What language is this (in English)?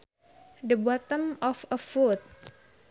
Sundanese